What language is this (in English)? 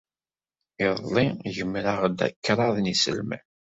Kabyle